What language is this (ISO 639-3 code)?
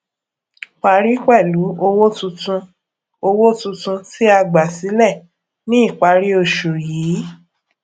yor